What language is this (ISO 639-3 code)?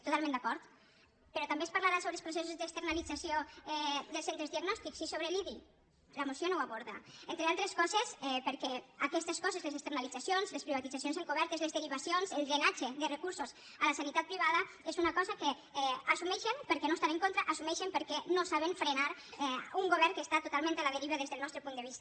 cat